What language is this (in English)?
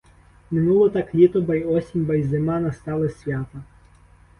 Ukrainian